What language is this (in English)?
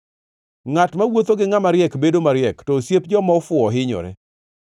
Luo (Kenya and Tanzania)